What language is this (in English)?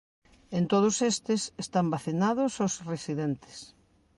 Galician